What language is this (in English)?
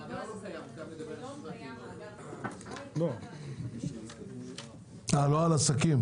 Hebrew